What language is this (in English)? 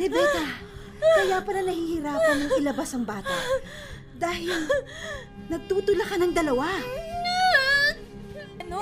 Filipino